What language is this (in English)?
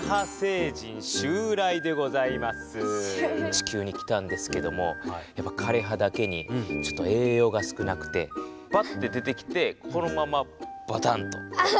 Japanese